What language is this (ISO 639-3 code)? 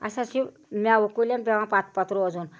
kas